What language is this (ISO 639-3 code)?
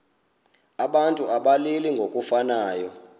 xho